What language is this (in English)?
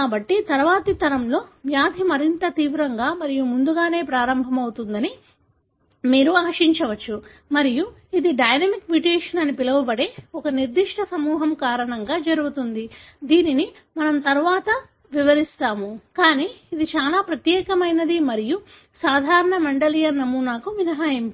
Telugu